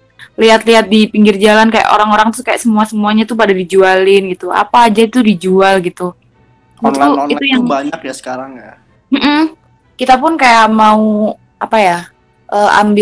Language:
Indonesian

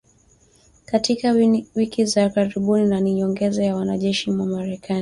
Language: Swahili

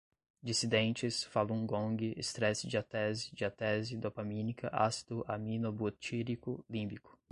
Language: Portuguese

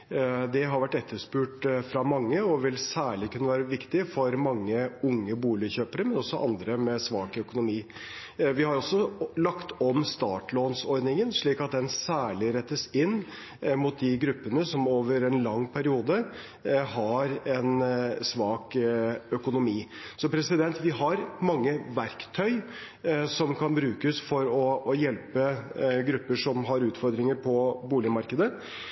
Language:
Norwegian Bokmål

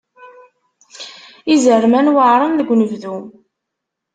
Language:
Kabyle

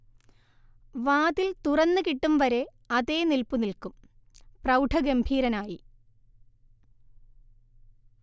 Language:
Malayalam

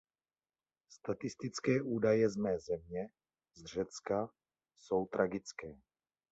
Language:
Czech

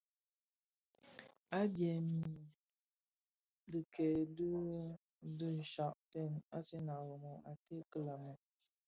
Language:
Bafia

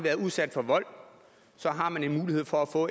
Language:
Danish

